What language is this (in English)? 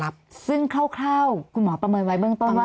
Thai